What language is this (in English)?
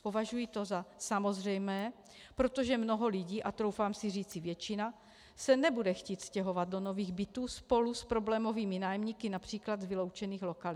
Czech